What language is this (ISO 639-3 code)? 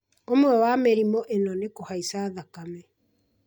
kik